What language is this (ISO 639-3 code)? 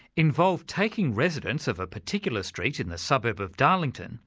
eng